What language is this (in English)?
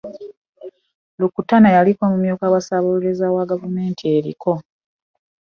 Ganda